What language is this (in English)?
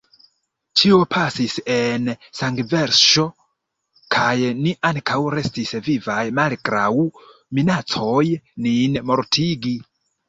Esperanto